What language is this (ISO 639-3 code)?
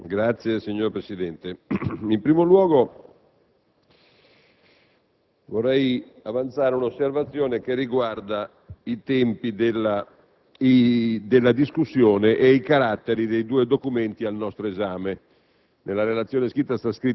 ita